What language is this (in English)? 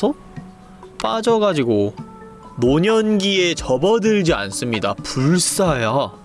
Korean